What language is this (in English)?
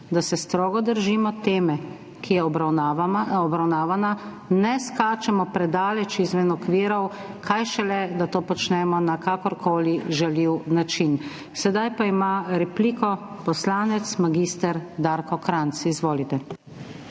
Slovenian